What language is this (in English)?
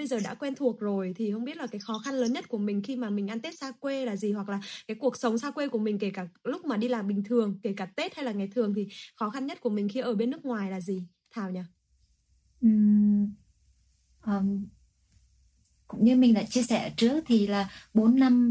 Vietnamese